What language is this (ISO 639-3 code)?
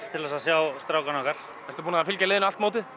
isl